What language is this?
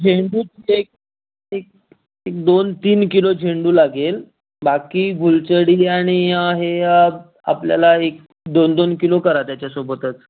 Marathi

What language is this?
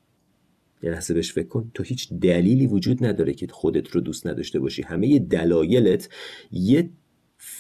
Persian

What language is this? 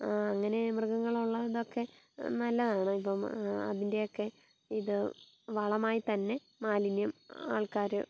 Malayalam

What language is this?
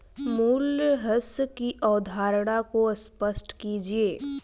Hindi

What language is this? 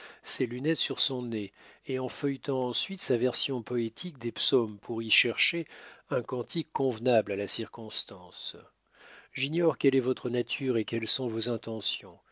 French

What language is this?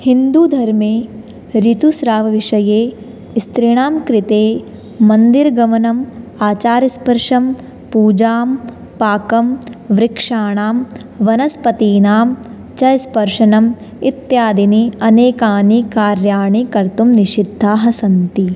Sanskrit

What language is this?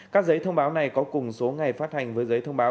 Vietnamese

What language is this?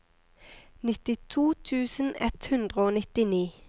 Norwegian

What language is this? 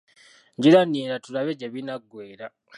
Ganda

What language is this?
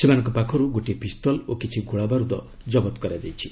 Odia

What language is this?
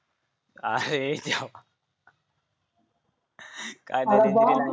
Marathi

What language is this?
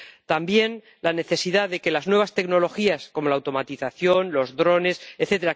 Spanish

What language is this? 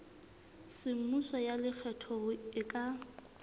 Southern Sotho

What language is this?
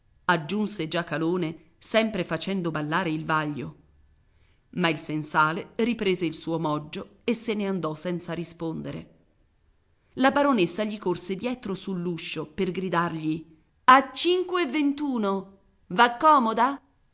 Italian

